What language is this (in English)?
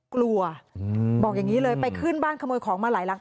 Thai